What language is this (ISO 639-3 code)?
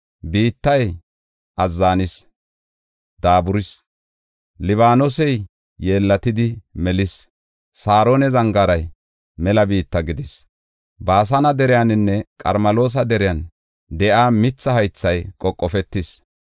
gof